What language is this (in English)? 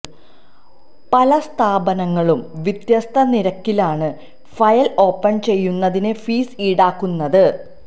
Malayalam